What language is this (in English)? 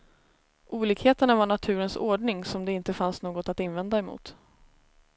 Swedish